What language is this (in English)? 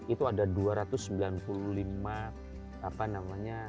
Indonesian